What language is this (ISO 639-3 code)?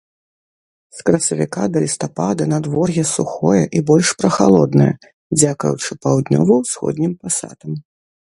bel